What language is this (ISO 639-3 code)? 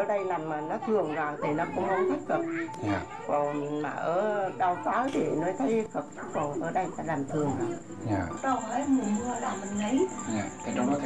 vie